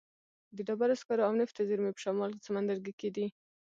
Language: Pashto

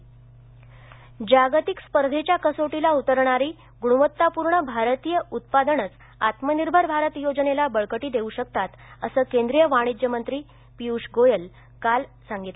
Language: Marathi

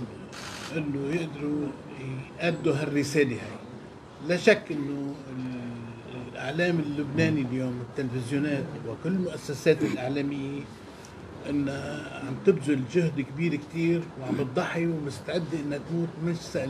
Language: Arabic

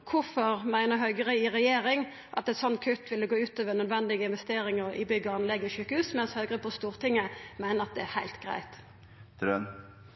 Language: Norwegian Nynorsk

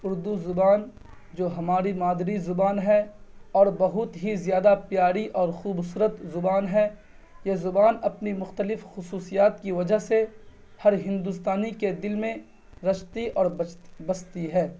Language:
Urdu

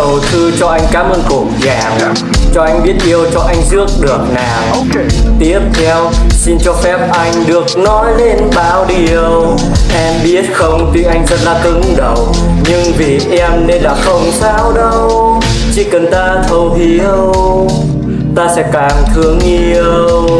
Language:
Vietnamese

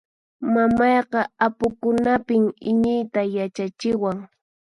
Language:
Puno Quechua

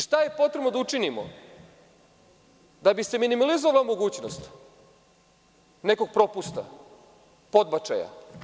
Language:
Serbian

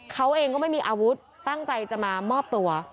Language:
Thai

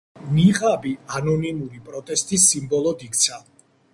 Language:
Georgian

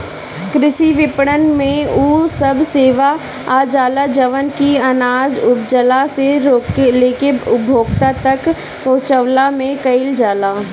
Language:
Bhojpuri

